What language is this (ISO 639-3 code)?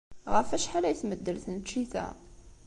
kab